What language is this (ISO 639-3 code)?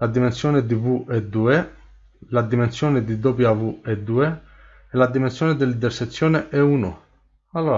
ita